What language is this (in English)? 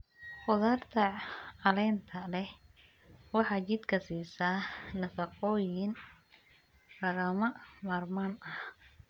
Somali